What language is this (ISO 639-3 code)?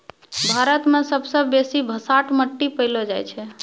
mai